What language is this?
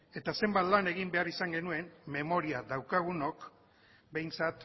Basque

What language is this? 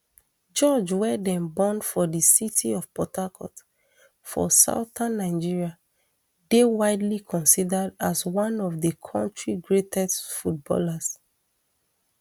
Nigerian Pidgin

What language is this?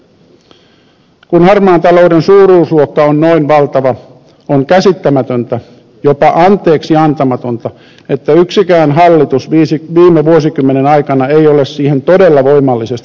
Finnish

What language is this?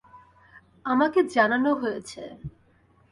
Bangla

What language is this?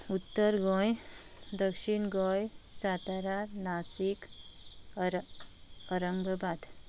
Konkani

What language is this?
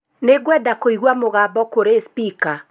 Kikuyu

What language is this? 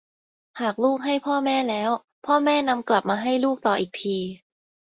Thai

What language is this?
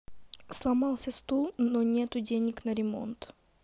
Russian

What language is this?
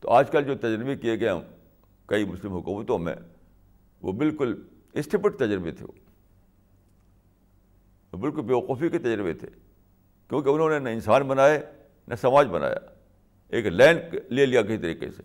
Urdu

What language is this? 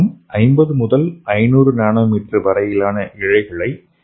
Tamil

